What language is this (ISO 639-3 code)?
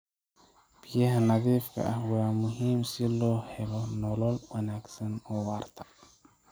som